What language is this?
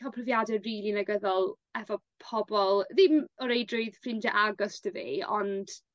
Welsh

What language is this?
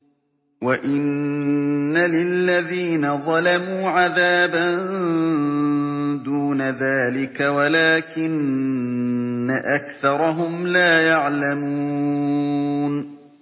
Arabic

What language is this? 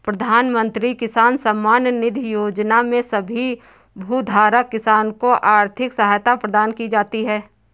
Hindi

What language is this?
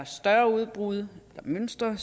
Danish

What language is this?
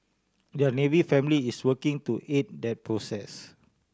English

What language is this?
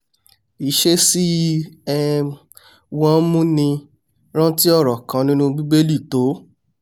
Yoruba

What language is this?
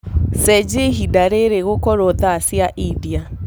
Kikuyu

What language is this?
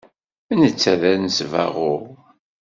Kabyle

